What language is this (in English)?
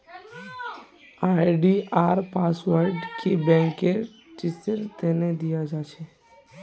Magahi